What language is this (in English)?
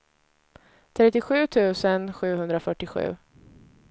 Swedish